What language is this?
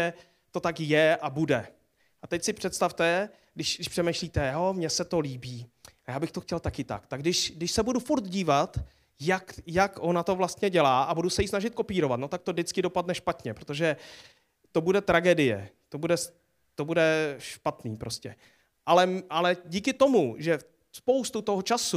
Czech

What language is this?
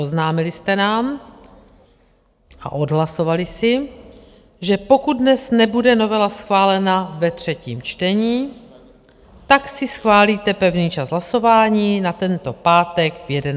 Czech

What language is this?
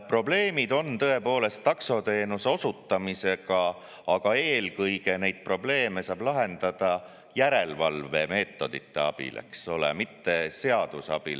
Estonian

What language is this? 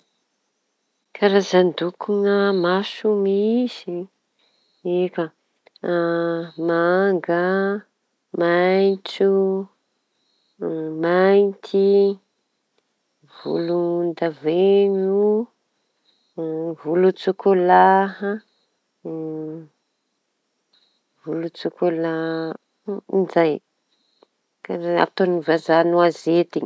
Tanosy Malagasy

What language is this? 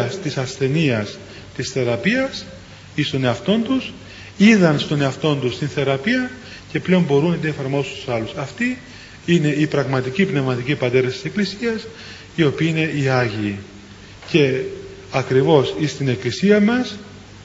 Greek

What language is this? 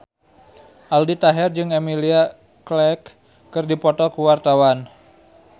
Sundanese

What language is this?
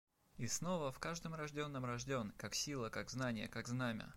Russian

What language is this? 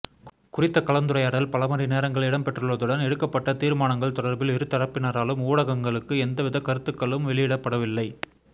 Tamil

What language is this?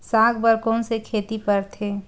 Chhattisgarhi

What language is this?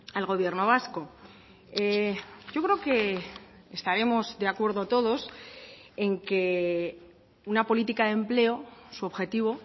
Spanish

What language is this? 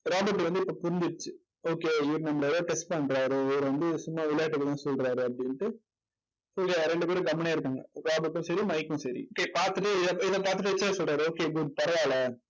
Tamil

